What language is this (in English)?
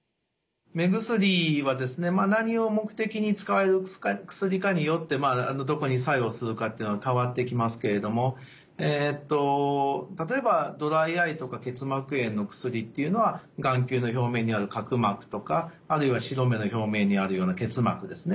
Japanese